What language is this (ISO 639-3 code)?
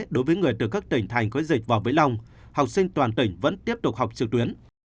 vie